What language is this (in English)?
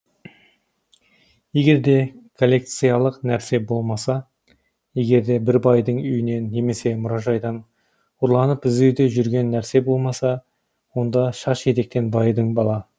Kazakh